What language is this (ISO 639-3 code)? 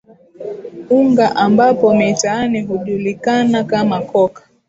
swa